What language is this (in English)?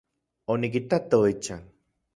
Central Puebla Nahuatl